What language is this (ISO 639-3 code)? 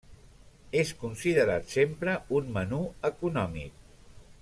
cat